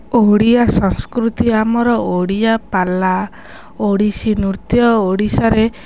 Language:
Odia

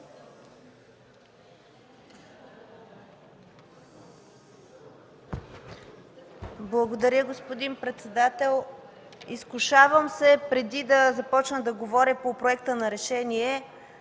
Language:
Bulgarian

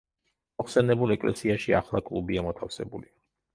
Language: Georgian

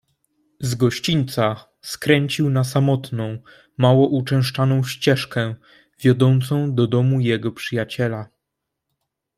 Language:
Polish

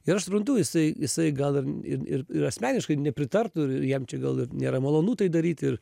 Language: Lithuanian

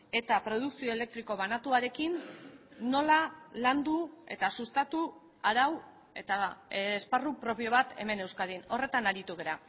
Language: Basque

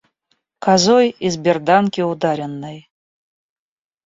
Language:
Russian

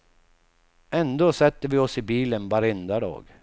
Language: Swedish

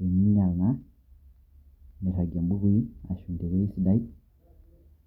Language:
Masai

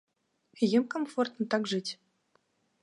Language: Belarusian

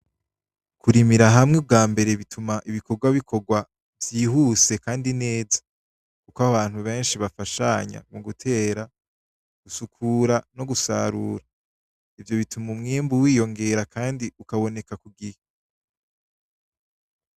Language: Rundi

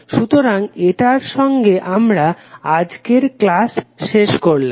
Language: Bangla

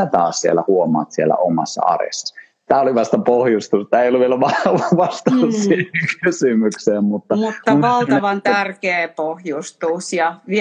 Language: Finnish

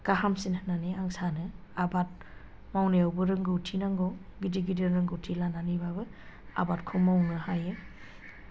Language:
Bodo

